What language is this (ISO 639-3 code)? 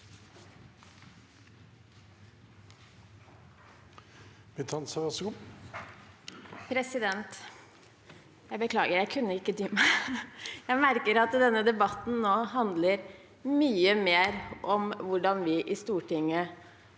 nor